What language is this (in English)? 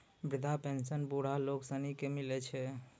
Maithili